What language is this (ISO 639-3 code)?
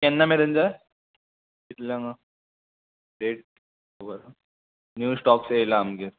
kok